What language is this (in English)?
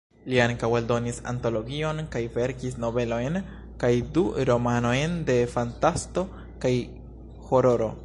Esperanto